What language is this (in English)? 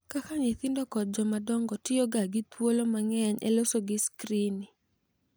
Luo (Kenya and Tanzania)